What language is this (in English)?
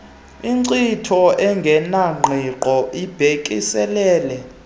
Xhosa